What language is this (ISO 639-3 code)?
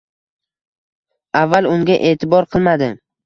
uzb